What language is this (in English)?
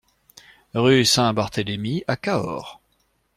French